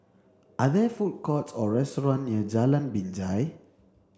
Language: English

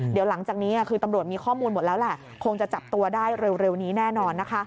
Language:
Thai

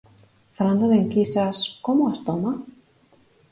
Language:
Galician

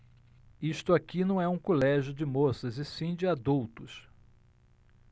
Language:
Portuguese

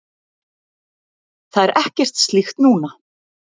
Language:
Icelandic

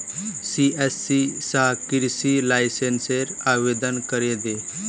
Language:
Magahi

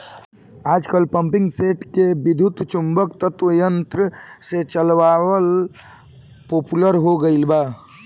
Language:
Bhojpuri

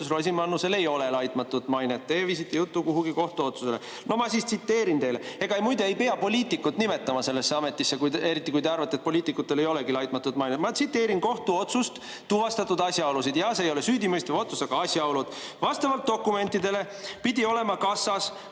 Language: Estonian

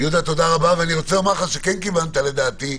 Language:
Hebrew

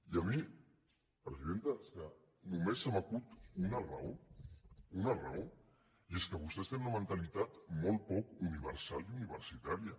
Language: Catalan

